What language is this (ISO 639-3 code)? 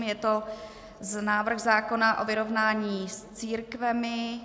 ces